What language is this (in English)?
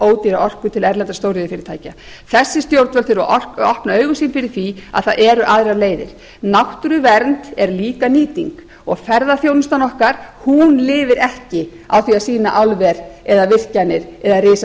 Icelandic